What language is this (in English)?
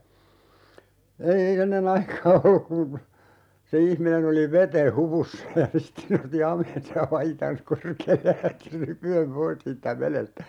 Finnish